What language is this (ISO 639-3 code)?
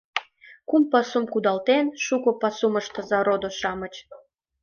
chm